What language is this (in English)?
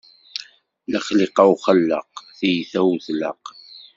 Kabyle